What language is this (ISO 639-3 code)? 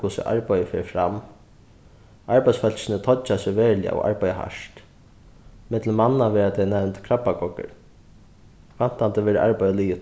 fao